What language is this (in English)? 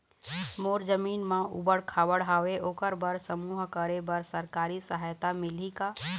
Chhattisgarhi